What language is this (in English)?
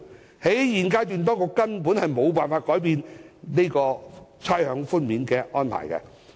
Cantonese